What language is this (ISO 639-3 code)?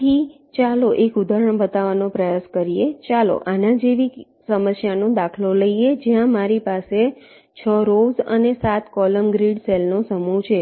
guj